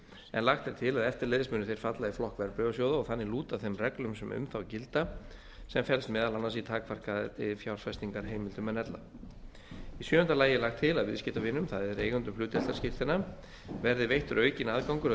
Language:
Icelandic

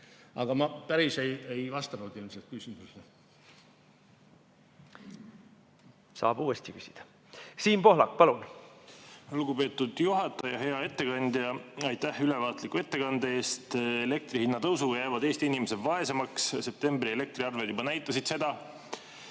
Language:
Estonian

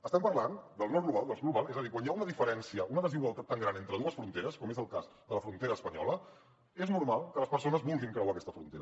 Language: Catalan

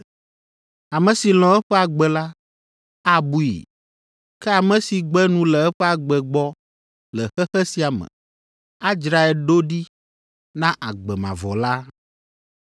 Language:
Ewe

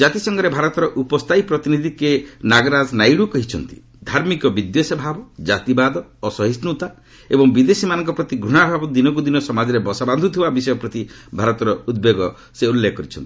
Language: Odia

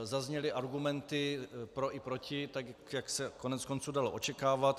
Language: Czech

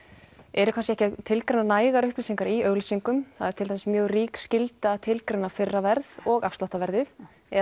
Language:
Icelandic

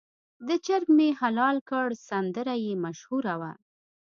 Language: Pashto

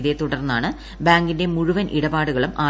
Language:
Malayalam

